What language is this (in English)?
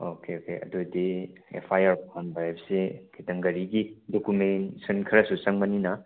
Manipuri